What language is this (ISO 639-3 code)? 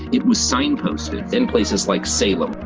eng